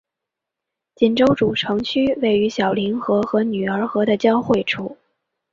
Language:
Chinese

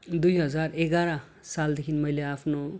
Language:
Nepali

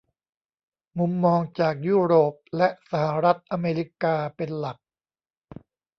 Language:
Thai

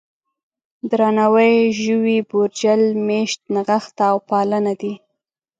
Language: Pashto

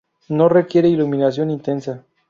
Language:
Spanish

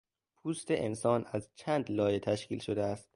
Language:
Persian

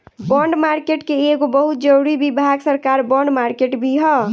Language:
Bhojpuri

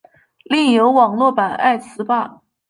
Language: Chinese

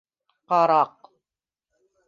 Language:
Bashkir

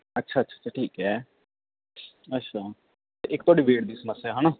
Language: Punjabi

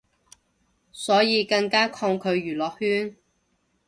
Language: Cantonese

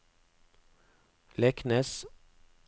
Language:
Norwegian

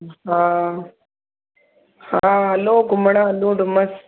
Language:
Sindhi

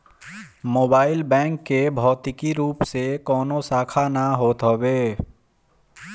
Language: Bhojpuri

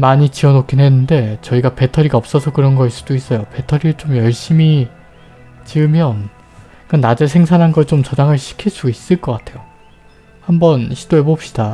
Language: Korean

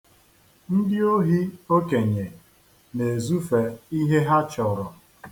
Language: Igbo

